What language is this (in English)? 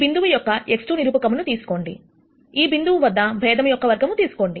Telugu